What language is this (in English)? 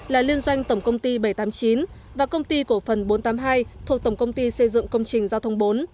Vietnamese